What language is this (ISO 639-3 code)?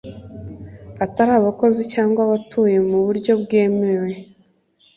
kin